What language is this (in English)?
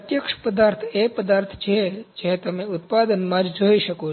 Gujarati